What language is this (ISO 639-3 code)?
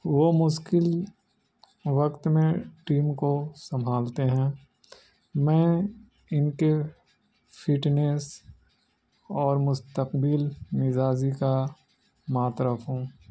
urd